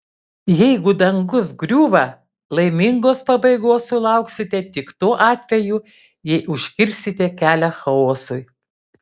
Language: Lithuanian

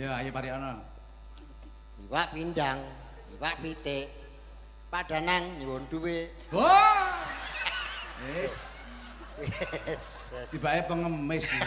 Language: Indonesian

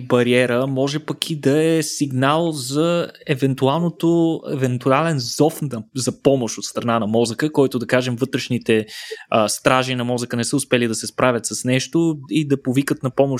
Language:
Bulgarian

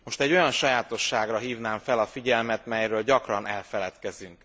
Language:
Hungarian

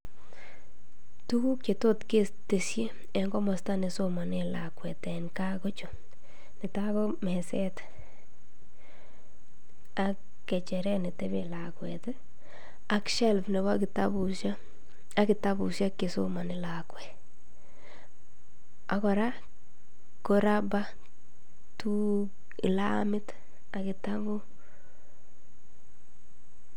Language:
Kalenjin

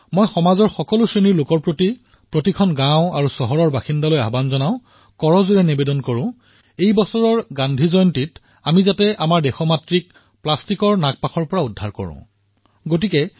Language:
Assamese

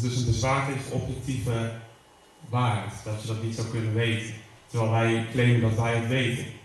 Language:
Dutch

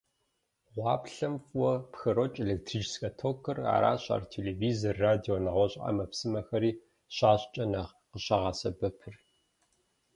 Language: Kabardian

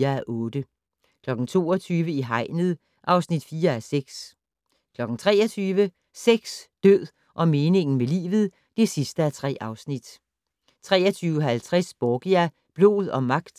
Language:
Danish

